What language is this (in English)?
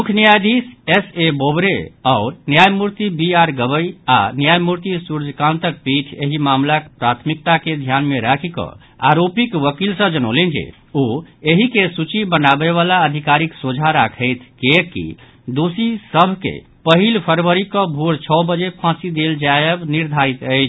Maithili